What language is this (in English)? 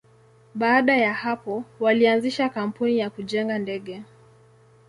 Swahili